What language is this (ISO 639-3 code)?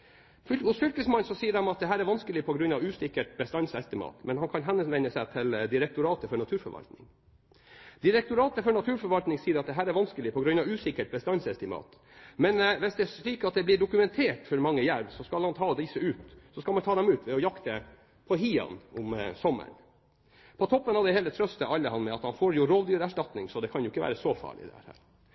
nob